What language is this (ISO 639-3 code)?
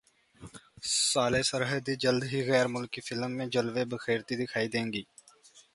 urd